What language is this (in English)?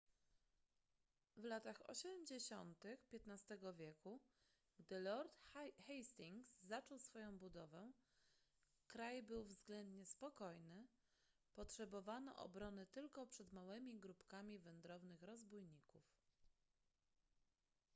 Polish